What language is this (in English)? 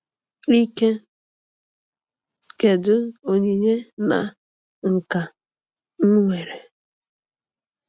Igbo